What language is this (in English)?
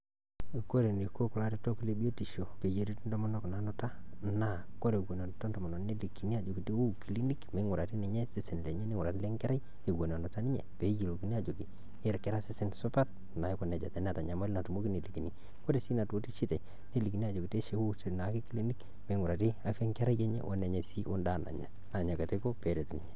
Masai